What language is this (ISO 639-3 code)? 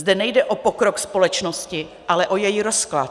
ces